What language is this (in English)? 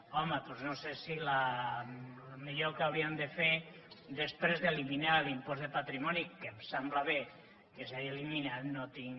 Catalan